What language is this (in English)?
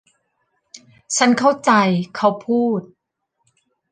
Thai